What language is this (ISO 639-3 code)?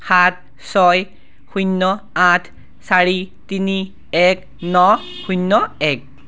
asm